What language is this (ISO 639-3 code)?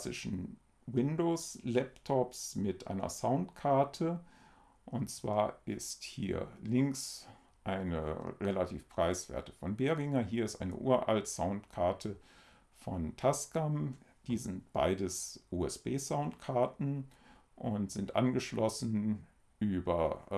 deu